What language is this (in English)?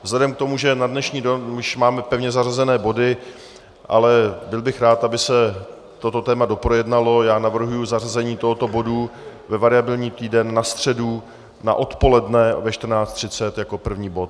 Czech